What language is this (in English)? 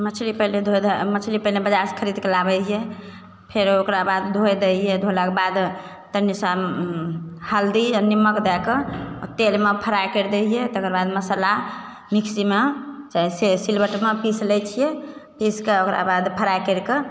Maithili